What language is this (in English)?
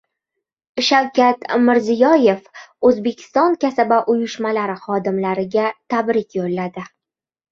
Uzbek